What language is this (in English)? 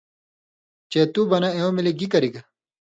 Indus Kohistani